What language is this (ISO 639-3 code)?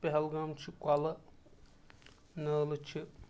kas